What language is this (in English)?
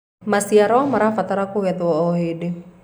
Kikuyu